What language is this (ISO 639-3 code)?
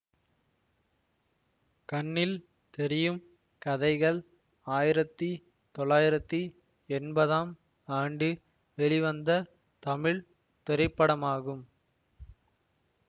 tam